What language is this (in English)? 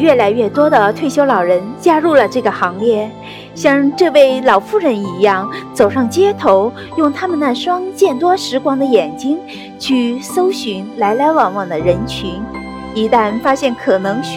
Chinese